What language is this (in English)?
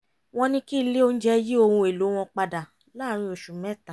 Yoruba